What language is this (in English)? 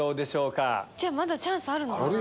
Japanese